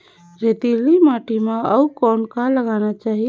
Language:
Chhattisgarhi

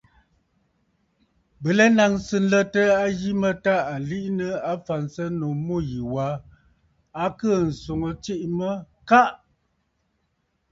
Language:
Bafut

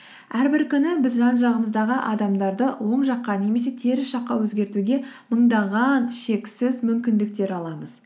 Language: Kazakh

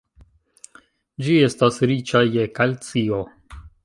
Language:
Esperanto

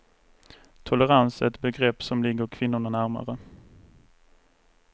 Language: Swedish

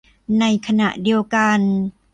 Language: Thai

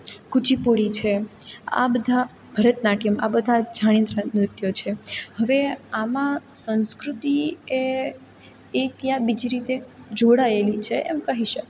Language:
Gujarati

